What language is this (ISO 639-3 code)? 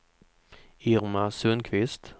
swe